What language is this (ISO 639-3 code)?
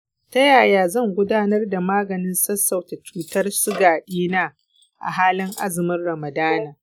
hau